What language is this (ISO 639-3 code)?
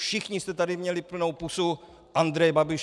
ces